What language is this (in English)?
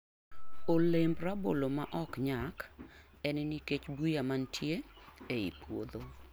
Luo (Kenya and Tanzania)